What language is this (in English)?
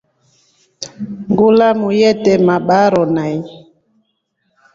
Rombo